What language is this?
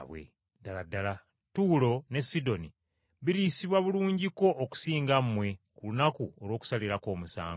Ganda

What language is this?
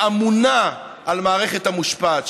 Hebrew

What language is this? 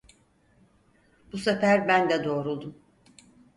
Turkish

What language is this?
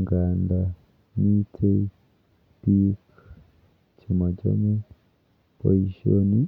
Kalenjin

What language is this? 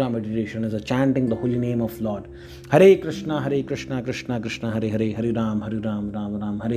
Hindi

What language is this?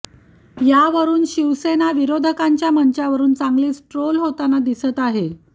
Marathi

